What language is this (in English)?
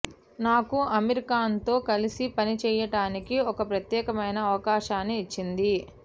Telugu